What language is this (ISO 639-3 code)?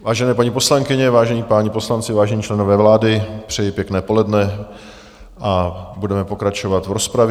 ces